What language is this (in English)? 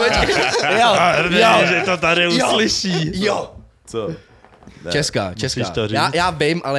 Czech